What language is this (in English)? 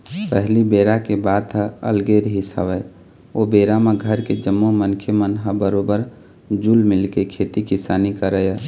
Chhattisgarhi